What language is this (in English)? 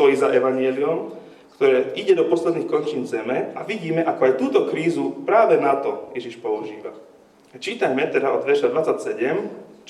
Slovak